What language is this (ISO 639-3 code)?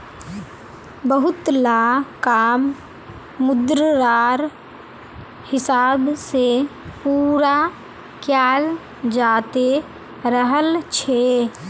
mag